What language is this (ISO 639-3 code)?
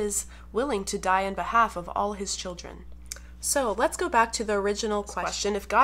eng